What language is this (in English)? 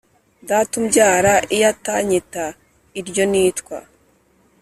Kinyarwanda